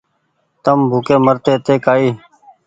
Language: Goaria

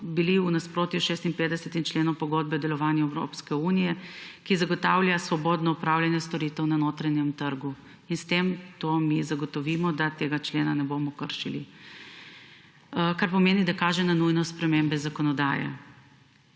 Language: Slovenian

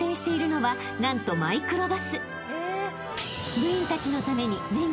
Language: Japanese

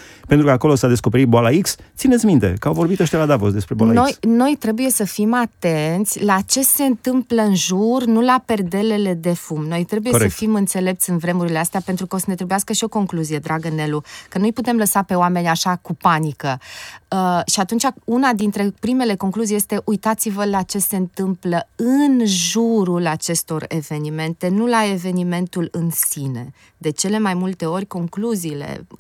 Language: Romanian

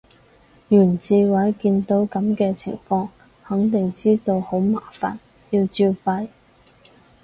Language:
Cantonese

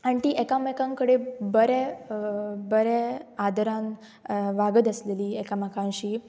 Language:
Konkani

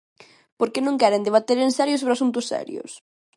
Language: Galician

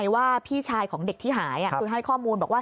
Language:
Thai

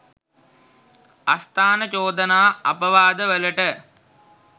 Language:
Sinhala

